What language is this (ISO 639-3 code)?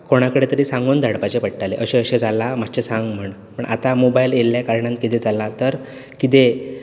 kok